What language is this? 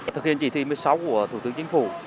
Vietnamese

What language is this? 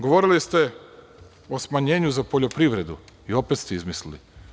Serbian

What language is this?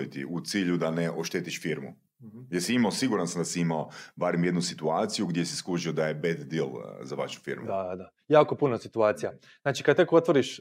Croatian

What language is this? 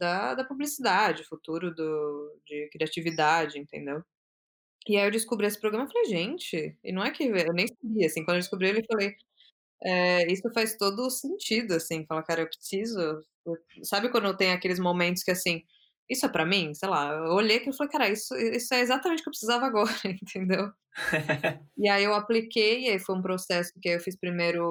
Portuguese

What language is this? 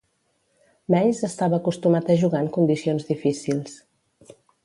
Catalan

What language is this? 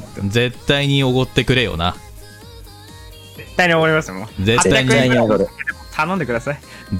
Japanese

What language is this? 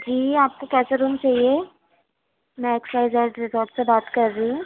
Urdu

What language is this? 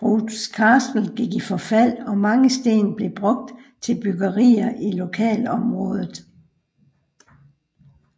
Danish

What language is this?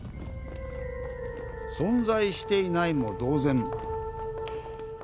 Japanese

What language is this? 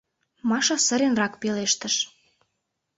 Mari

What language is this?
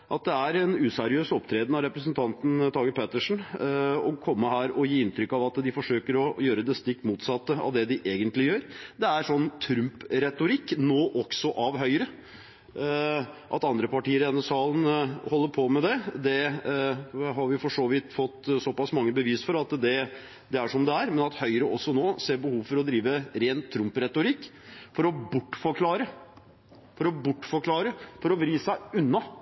Norwegian Bokmål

